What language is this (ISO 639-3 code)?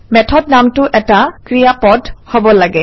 asm